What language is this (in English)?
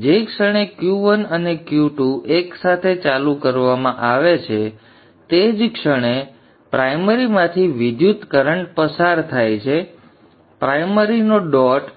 Gujarati